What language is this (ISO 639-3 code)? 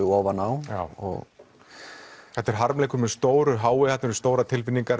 isl